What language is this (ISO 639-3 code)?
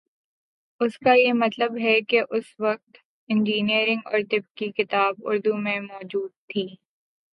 urd